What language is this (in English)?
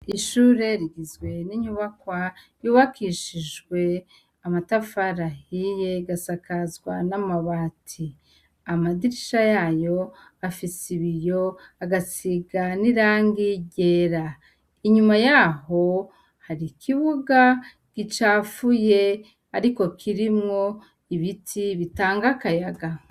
Rundi